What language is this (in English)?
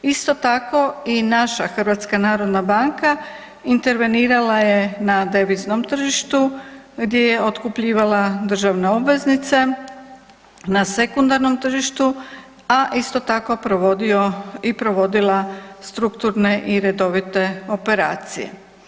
Croatian